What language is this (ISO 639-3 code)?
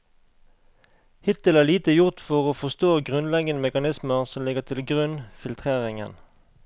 nor